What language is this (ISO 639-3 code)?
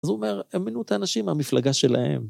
heb